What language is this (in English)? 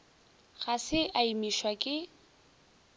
Northern Sotho